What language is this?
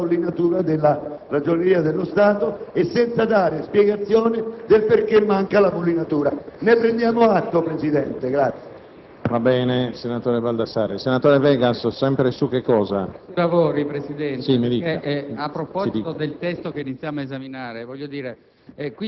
Italian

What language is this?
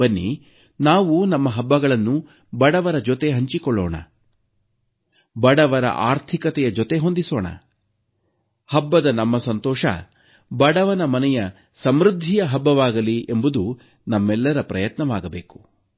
Kannada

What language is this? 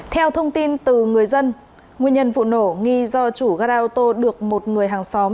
Vietnamese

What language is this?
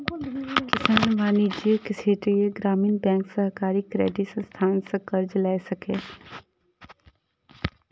Maithili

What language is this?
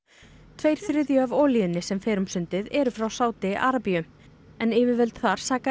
Icelandic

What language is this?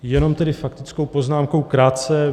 Czech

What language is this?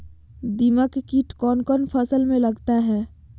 Magahi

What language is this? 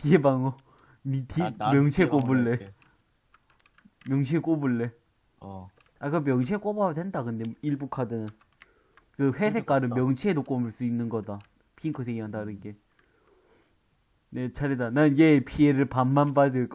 Korean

